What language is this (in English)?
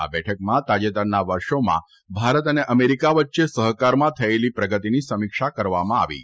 Gujarati